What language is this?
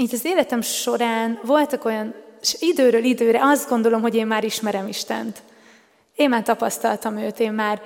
Hungarian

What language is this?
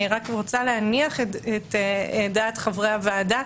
Hebrew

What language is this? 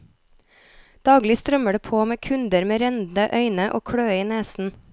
Norwegian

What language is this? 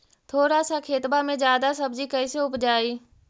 Magahi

